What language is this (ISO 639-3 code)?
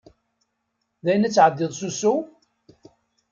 kab